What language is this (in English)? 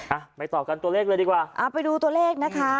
Thai